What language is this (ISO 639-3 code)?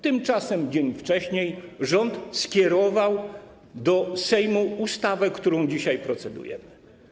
pol